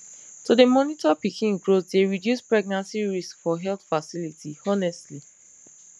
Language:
Nigerian Pidgin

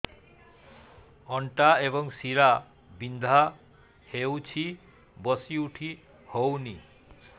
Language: Odia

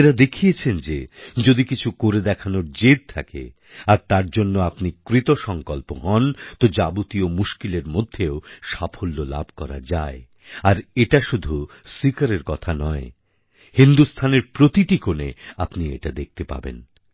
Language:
Bangla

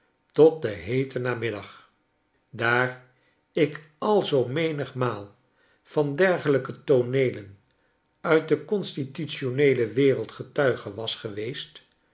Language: Dutch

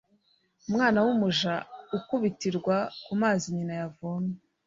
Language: Kinyarwanda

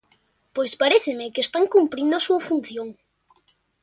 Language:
Galician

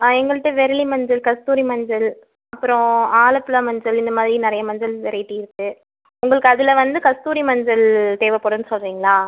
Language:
Tamil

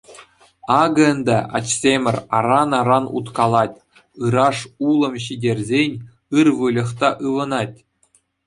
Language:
Chuvash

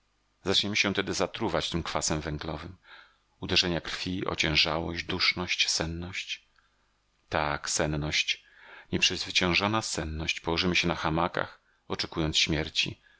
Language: Polish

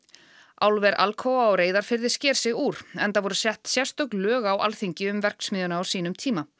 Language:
Icelandic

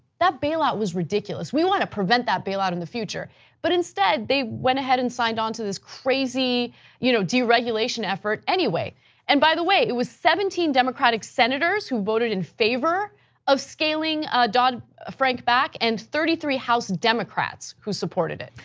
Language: English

